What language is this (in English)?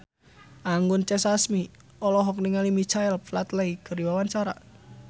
Sundanese